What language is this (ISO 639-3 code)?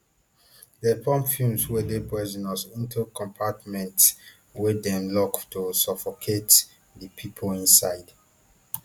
pcm